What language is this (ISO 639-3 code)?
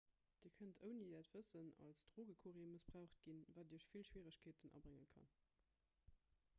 ltz